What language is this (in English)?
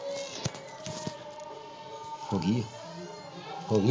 Punjabi